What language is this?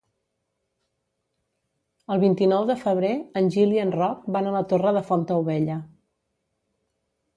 Catalan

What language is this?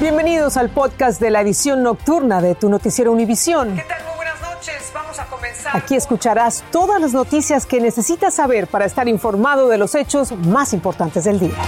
Spanish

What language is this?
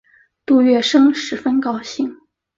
Chinese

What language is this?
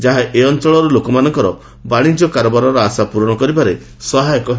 Odia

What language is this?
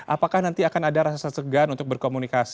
Indonesian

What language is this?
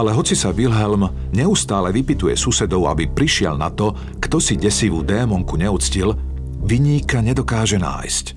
Slovak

